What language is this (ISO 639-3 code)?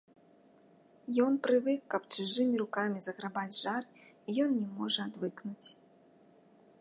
bel